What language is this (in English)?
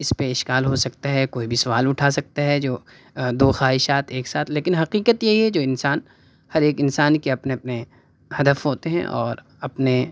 Urdu